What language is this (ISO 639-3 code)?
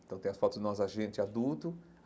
por